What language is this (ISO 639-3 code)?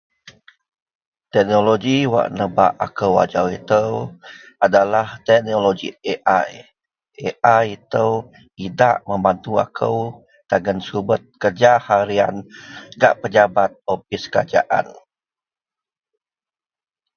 mel